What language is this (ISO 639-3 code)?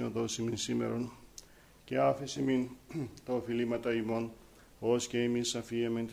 ell